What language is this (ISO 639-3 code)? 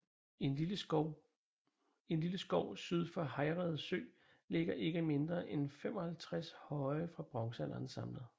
dan